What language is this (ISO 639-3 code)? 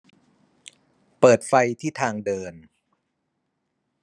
tha